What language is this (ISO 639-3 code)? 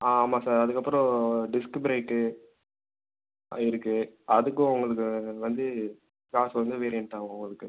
tam